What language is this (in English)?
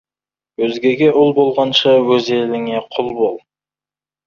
Kazakh